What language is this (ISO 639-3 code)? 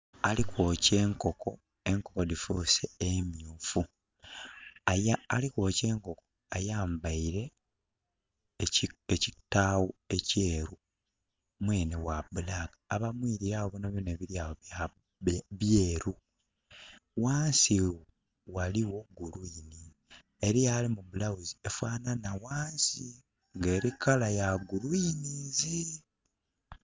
xog